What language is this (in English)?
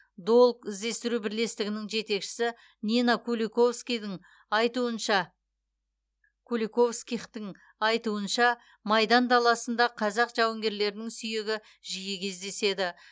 Kazakh